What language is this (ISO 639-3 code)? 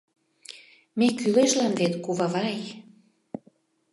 chm